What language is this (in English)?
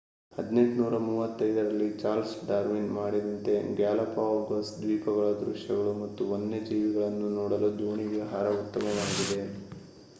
Kannada